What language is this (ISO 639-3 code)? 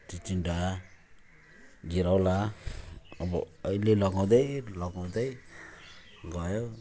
nep